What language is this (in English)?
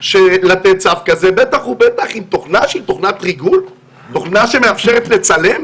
Hebrew